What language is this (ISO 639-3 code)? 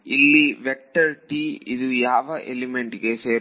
kan